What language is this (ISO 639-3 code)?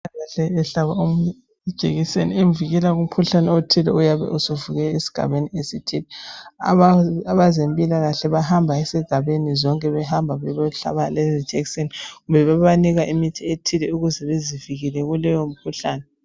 nde